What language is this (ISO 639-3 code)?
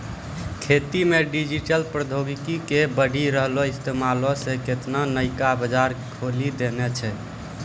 mai